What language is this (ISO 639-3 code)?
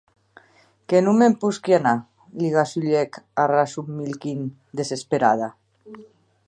oci